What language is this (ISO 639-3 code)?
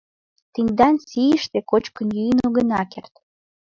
chm